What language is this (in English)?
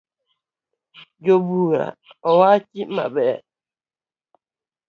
Luo (Kenya and Tanzania)